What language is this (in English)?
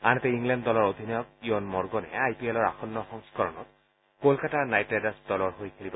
Assamese